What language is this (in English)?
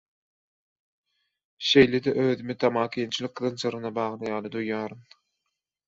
Turkmen